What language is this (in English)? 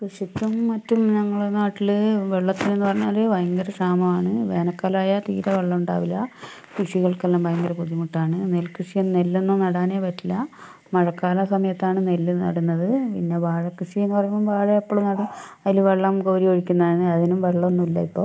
Malayalam